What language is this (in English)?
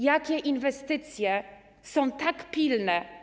Polish